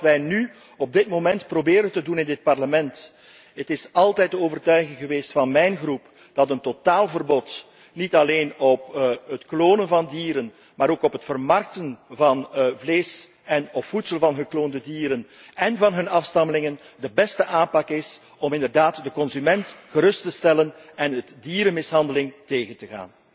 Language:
Dutch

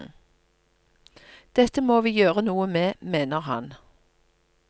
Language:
Norwegian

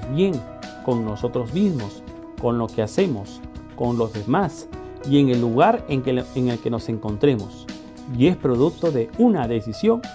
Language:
Spanish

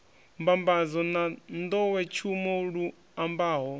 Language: Venda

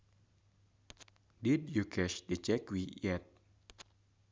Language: Sundanese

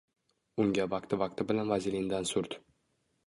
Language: Uzbek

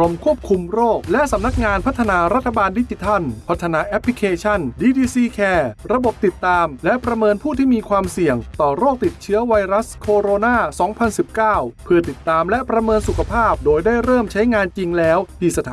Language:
Thai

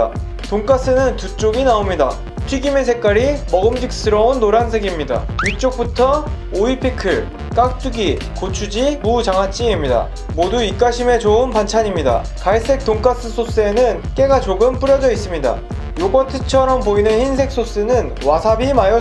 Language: Korean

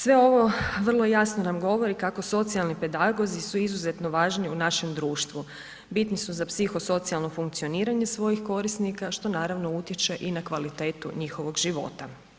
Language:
Croatian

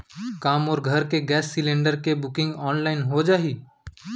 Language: Chhattisgarhi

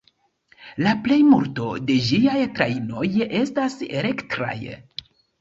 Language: Esperanto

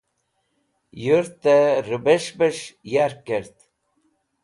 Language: Wakhi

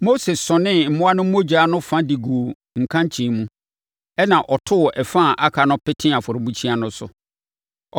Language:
Akan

